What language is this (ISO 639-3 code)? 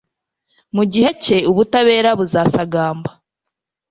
kin